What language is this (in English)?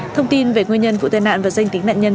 Vietnamese